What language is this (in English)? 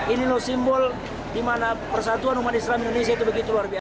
Indonesian